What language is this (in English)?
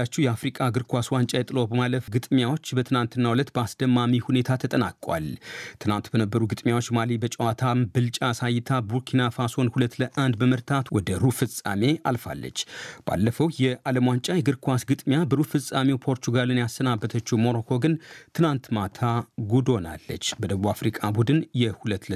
Amharic